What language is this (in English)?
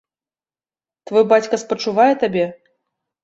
Belarusian